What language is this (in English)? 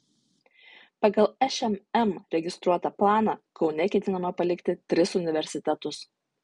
Lithuanian